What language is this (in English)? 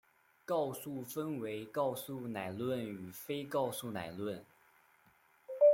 Chinese